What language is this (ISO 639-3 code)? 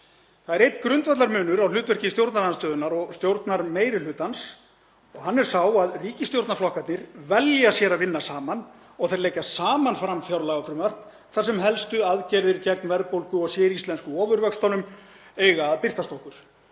isl